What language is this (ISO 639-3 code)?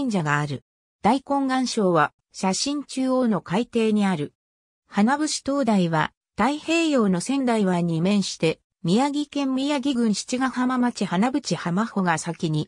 jpn